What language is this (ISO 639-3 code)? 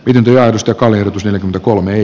fin